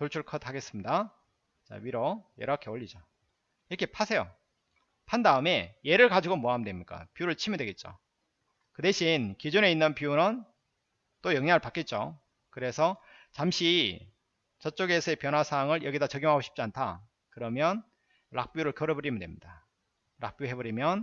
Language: Korean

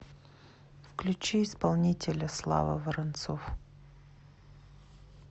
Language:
Russian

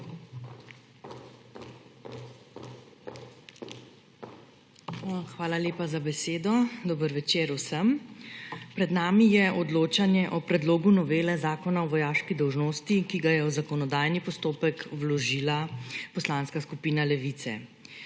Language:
Slovenian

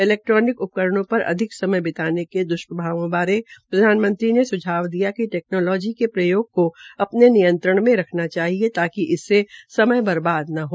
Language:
Hindi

